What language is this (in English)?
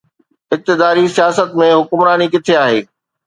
Sindhi